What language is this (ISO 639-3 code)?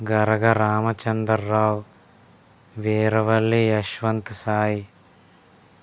tel